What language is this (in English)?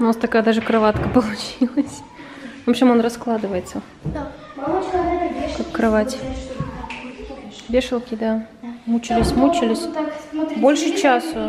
Russian